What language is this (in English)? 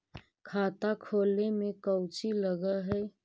Magahi